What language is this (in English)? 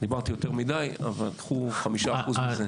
Hebrew